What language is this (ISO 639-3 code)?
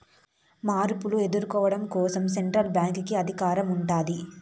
tel